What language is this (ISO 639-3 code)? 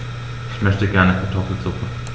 deu